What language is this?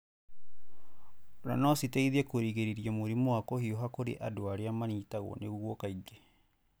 Kikuyu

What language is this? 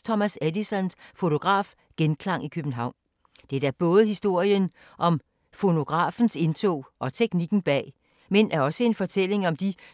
Danish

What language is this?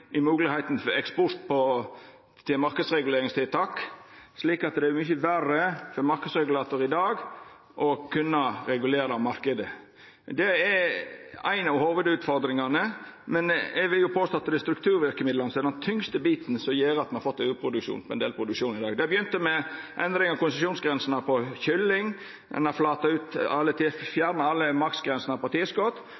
Norwegian Nynorsk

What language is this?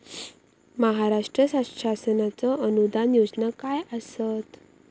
Marathi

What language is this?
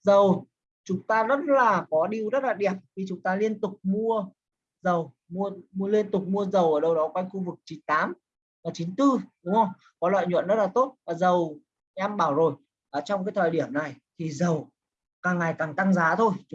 Vietnamese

